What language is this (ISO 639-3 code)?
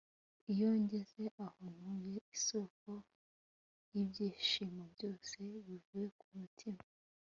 kin